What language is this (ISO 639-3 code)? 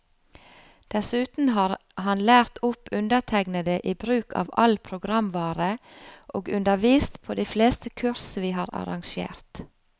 nor